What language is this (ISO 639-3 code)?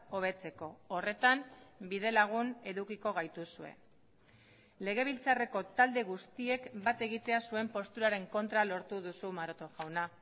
eus